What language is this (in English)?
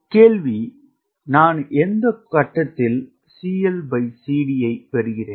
Tamil